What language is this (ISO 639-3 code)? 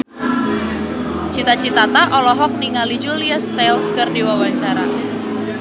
sun